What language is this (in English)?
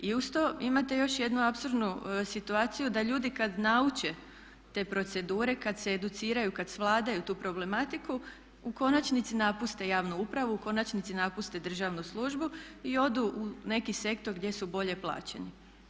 Croatian